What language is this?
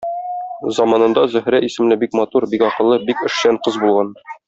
Tatar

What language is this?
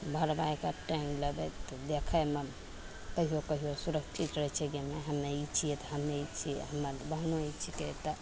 Maithili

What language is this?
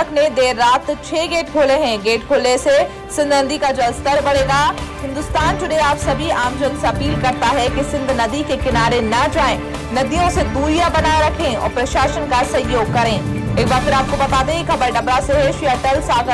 Hindi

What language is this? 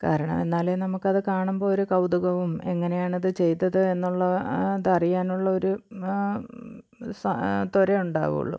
Malayalam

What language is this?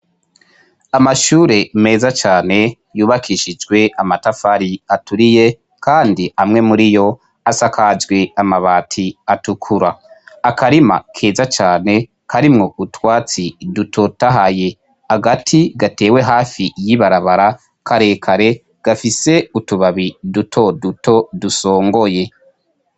Rundi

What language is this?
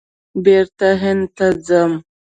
Pashto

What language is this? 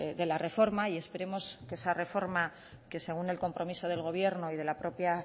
Spanish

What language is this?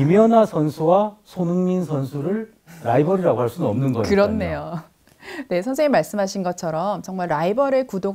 Korean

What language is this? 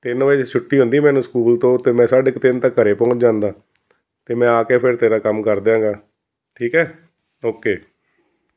Punjabi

